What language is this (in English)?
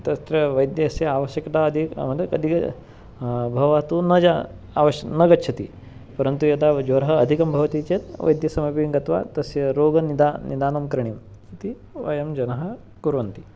Sanskrit